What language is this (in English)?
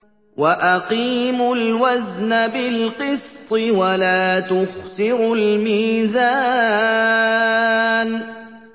Arabic